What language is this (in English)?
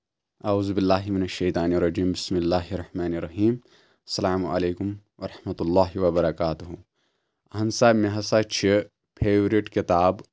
Kashmiri